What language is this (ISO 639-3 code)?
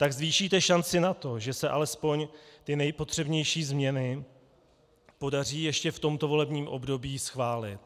ces